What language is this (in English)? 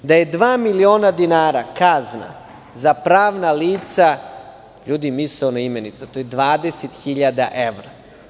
Serbian